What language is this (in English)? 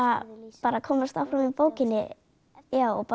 Icelandic